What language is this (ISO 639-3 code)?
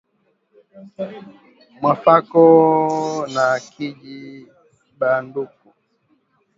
swa